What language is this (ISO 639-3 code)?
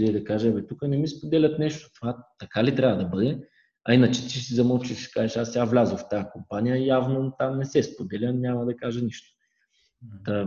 bul